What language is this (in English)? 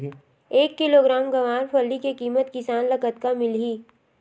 Chhattisgarhi